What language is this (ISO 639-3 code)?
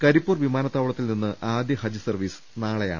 mal